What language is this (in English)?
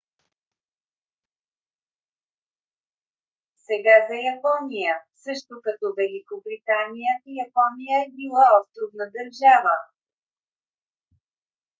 Bulgarian